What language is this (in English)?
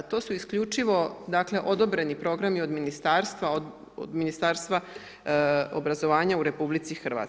Croatian